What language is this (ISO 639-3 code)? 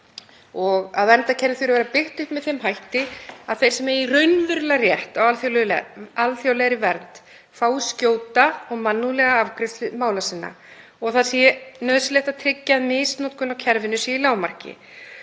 isl